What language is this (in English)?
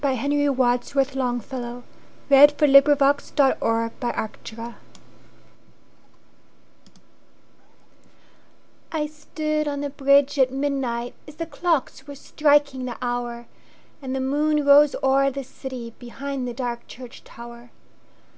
English